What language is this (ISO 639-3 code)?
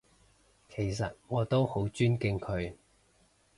yue